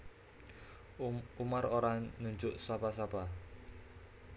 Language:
Javanese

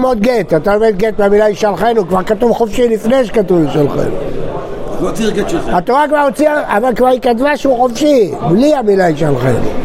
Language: Hebrew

